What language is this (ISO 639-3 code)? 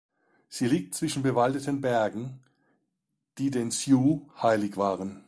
deu